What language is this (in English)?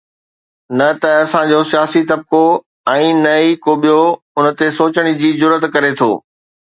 Sindhi